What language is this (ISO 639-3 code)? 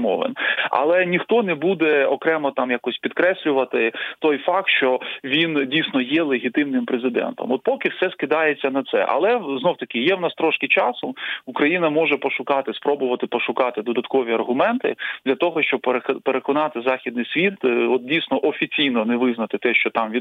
ukr